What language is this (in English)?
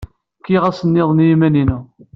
Kabyle